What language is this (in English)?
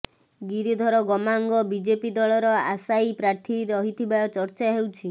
Odia